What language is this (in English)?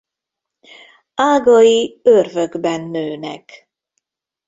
Hungarian